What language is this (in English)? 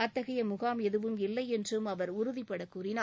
Tamil